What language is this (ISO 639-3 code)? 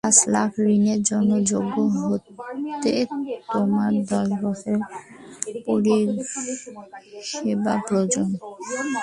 ben